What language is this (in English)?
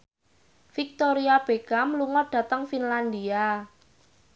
Javanese